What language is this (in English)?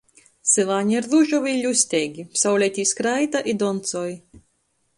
Latgalian